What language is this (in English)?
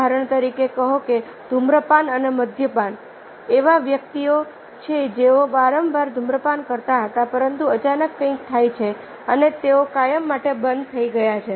Gujarati